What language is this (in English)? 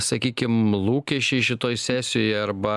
Lithuanian